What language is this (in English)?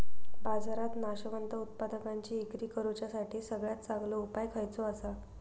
Marathi